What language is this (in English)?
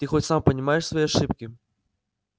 Russian